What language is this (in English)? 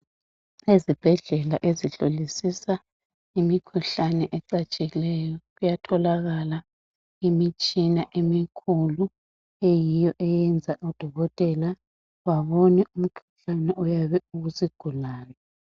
North Ndebele